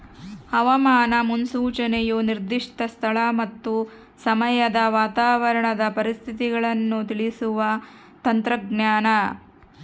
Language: Kannada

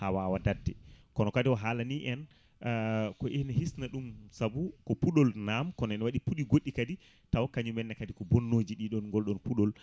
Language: Fula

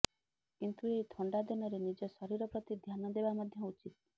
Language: Odia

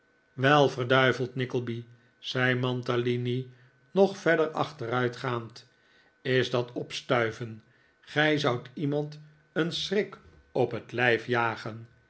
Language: Dutch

